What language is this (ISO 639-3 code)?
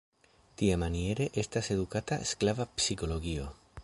epo